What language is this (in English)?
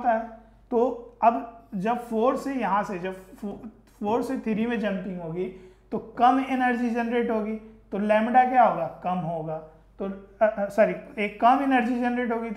Hindi